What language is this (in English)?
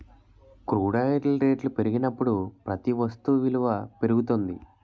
Telugu